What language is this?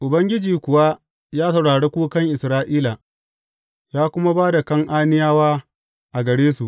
Hausa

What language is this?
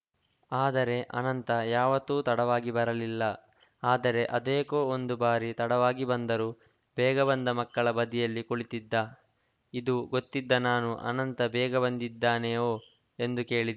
Kannada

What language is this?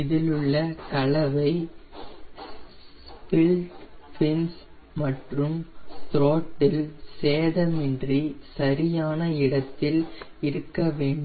Tamil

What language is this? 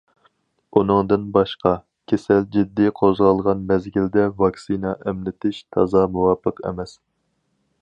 Uyghur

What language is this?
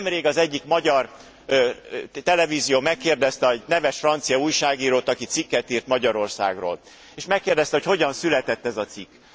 Hungarian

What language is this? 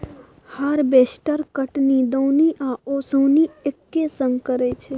Maithili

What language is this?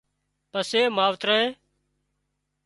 Wadiyara Koli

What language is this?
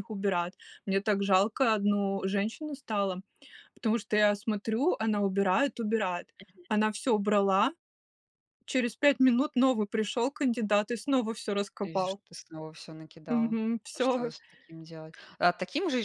Russian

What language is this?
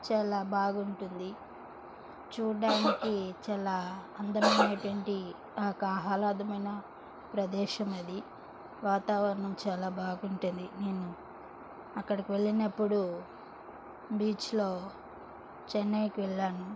Telugu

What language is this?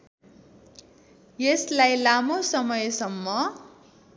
Nepali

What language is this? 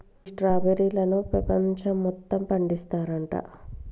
Telugu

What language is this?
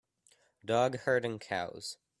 English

